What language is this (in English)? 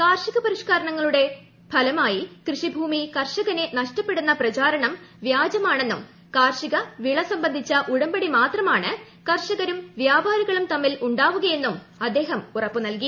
Malayalam